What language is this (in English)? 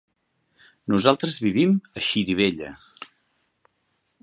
Catalan